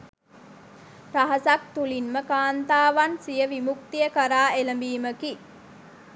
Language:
Sinhala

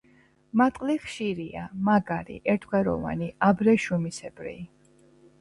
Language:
Georgian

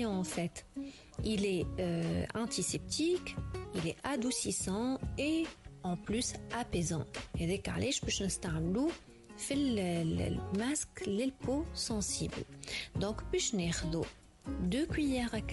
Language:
Arabic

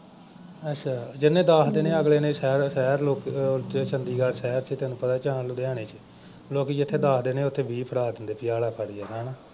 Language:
Punjabi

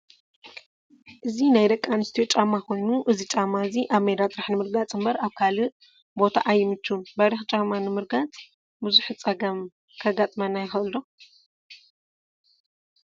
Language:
Tigrinya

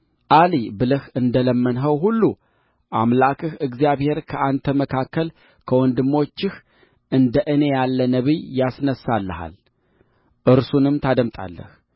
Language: Amharic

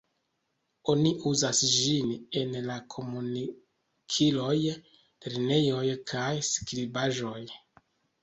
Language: Esperanto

